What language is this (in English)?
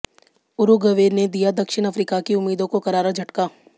Hindi